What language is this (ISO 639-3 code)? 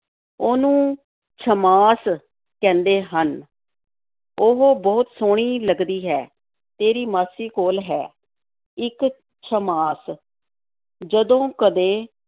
pan